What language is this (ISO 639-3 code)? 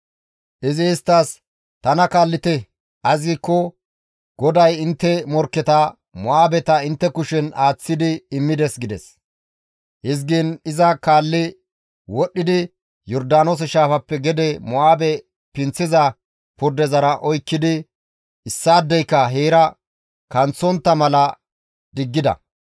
gmv